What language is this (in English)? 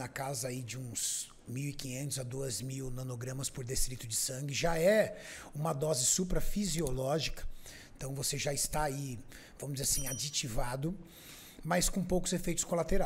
Portuguese